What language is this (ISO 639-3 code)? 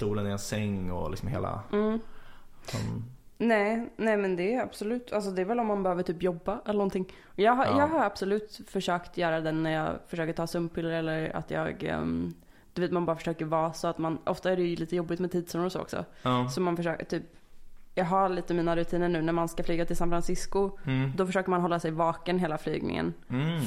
swe